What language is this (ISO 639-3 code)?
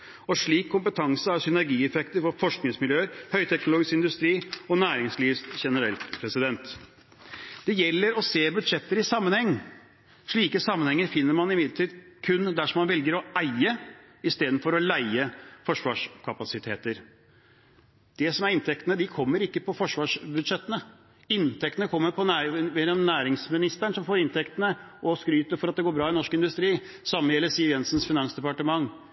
nob